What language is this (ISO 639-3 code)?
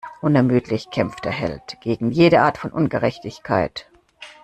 deu